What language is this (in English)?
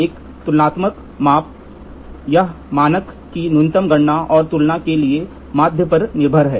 Hindi